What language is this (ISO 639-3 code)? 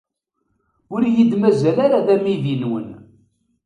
kab